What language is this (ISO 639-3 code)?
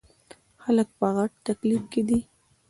pus